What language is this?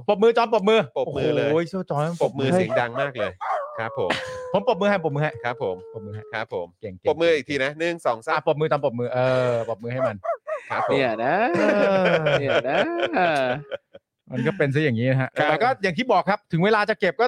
Thai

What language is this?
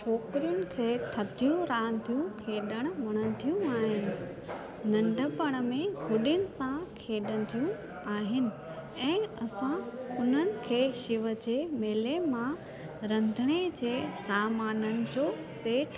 Sindhi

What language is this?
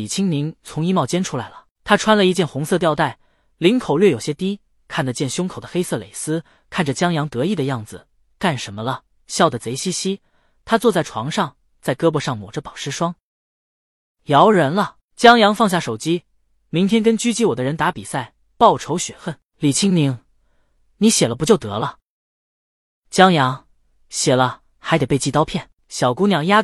Chinese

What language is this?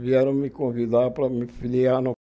Portuguese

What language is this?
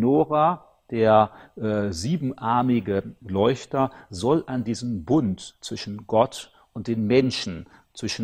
German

